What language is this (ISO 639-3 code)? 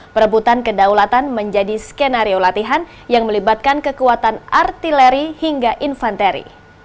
ind